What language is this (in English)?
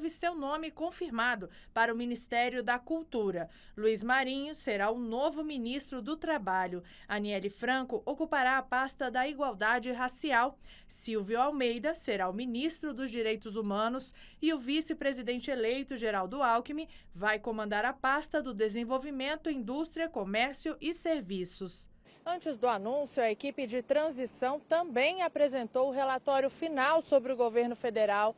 Portuguese